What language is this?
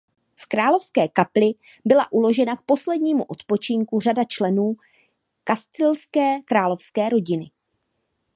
Czech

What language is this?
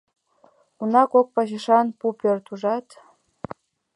Mari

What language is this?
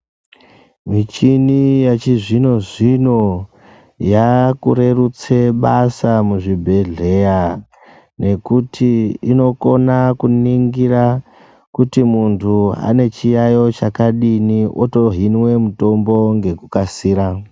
Ndau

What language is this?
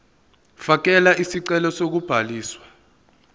Zulu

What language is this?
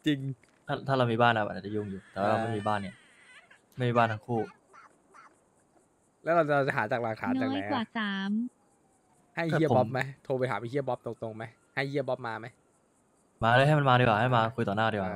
Thai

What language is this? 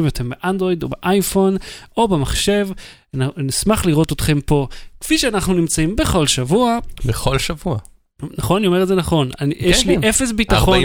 Hebrew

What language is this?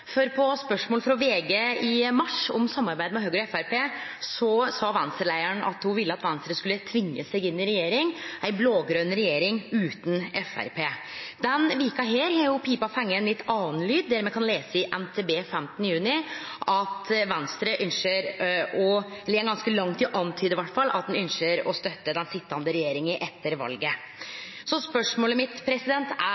Norwegian Nynorsk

